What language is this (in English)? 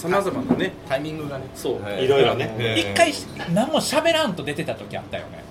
Japanese